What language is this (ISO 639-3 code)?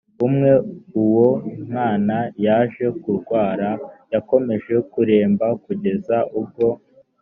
kin